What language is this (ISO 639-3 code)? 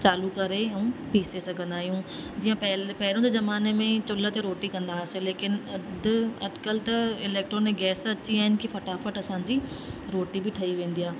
snd